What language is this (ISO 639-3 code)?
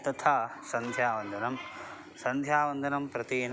san